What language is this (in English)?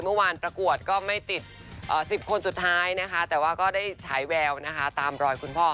Thai